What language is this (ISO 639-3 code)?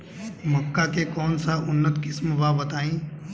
bho